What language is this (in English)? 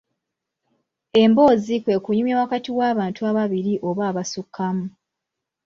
Ganda